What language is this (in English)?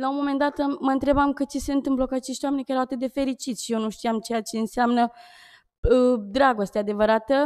Romanian